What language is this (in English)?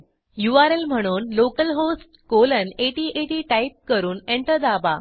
Marathi